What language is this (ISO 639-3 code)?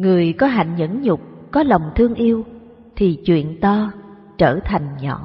vie